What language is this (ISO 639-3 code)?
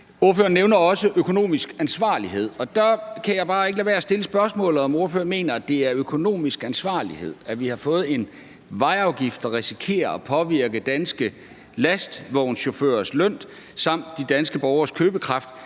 dan